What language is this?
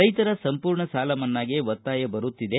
Kannada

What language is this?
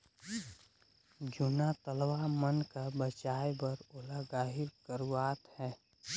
Chhattisgarhi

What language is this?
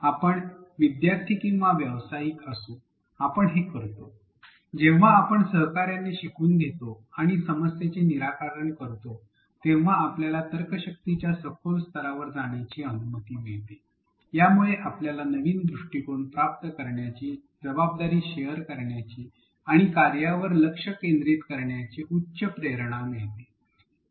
Marathi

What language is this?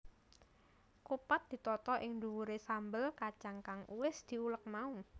Javanese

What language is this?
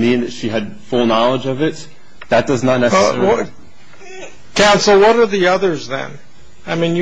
English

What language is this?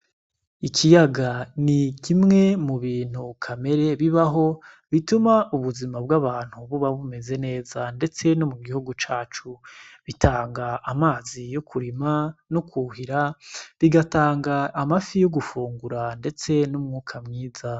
Rundi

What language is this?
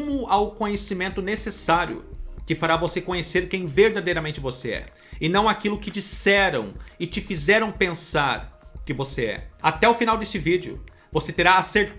Portuguese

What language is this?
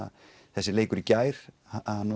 Icelandic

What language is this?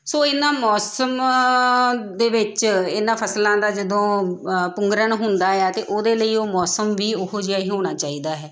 Punjabi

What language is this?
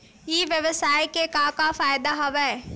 Chhattisgarhi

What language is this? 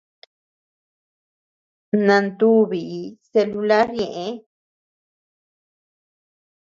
Tepeuxila Cuicatec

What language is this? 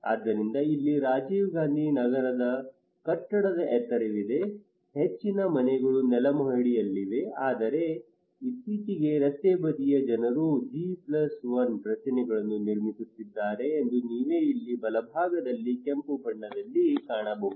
Kannada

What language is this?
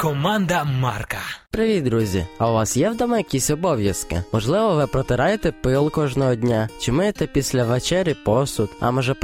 Ukrainian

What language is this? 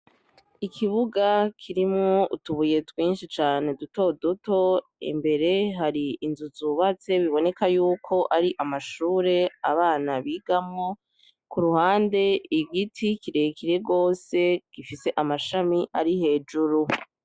Rundi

